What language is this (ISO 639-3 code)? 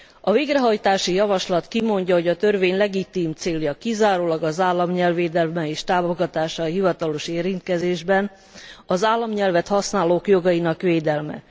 hun